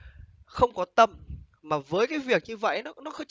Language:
Vietnamese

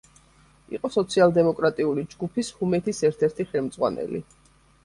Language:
Georgian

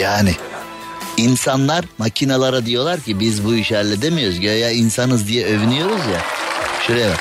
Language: Turkish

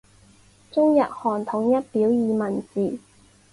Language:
Chinese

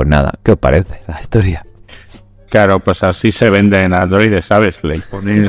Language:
Spanish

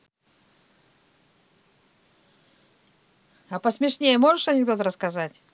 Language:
Russian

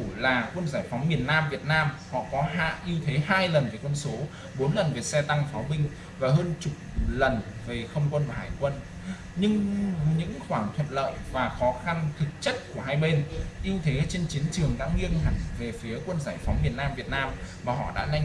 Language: Vietnamese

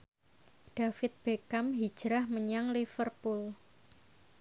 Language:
Javanese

